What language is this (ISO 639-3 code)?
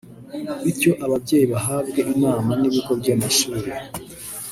kin